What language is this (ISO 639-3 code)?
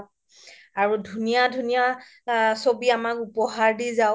asm